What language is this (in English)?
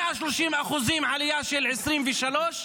Hebrew